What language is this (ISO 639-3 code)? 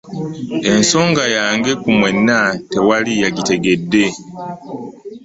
lug